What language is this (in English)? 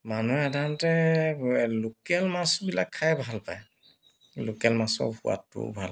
Assamese